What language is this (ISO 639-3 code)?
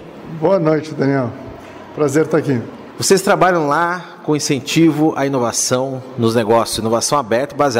por